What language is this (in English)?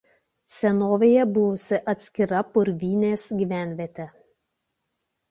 Lithuanian